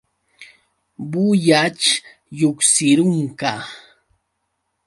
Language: Yauyos Quechua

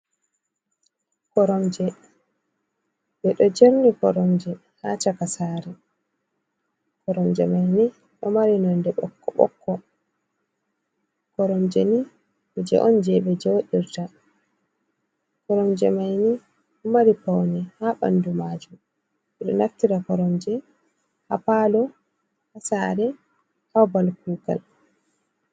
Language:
Fula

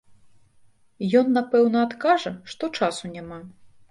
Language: Belarusian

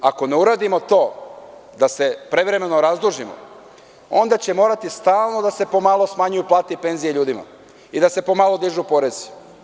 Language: Serbian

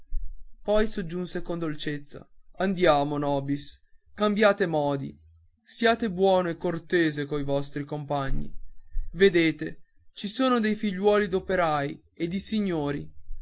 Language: Italian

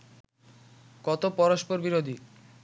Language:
Bangla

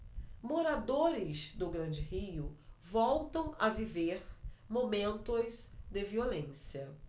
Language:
Portuguese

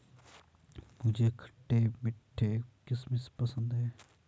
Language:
Hindi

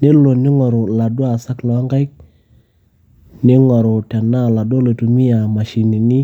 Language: Masai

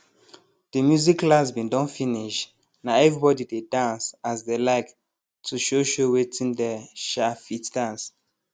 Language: Nigerian Pidgin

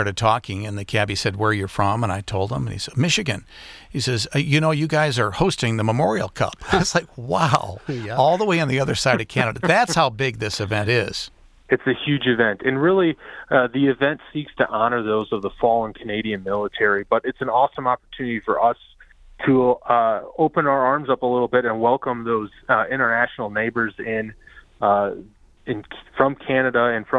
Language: English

